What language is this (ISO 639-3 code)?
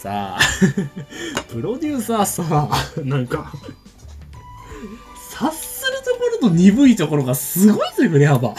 jpn